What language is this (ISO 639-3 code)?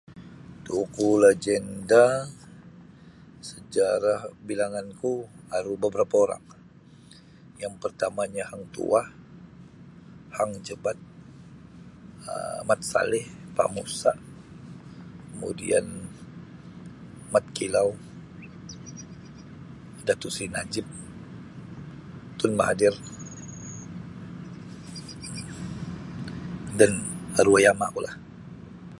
bsy